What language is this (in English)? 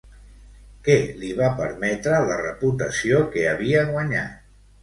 Catalan